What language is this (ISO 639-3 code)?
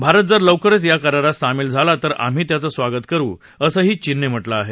mar